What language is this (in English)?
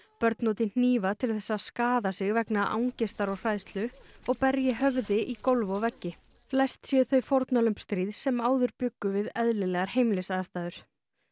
Icelandic